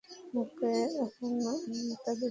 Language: Bangla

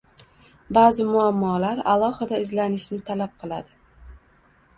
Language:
Uzbek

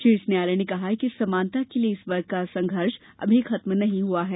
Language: Hindi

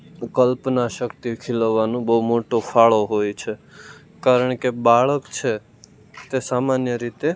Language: Gujarati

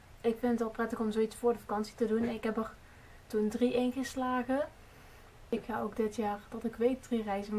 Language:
Dutch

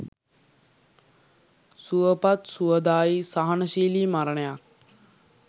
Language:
Sinhala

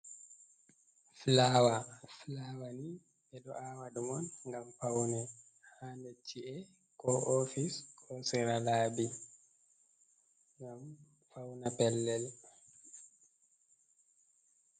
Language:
Fula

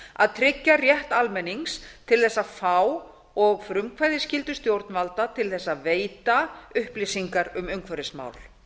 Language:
Icelandic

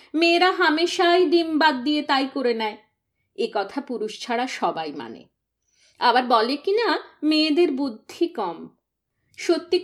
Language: Bangla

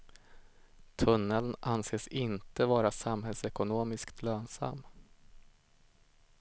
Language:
Swedish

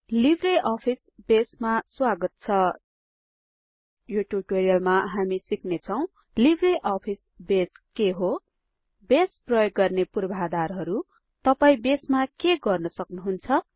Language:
Nepali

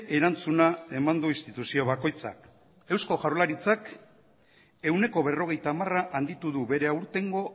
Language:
Basque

